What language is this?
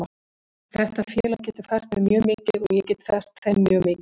Icelandic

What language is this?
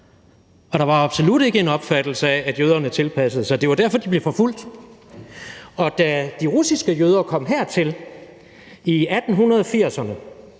Danish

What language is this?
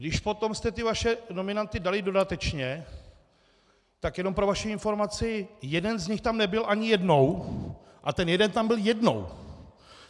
Czech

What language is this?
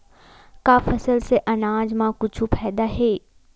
Chhattisgarhi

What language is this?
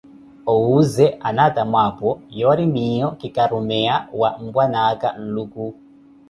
Koti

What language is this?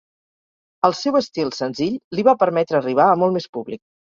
Catalan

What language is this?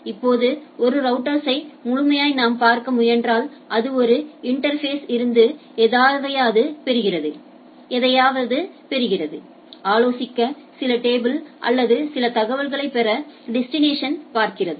Tamil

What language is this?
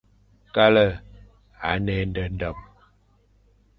Fang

